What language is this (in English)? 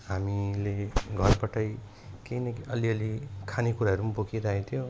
Nepali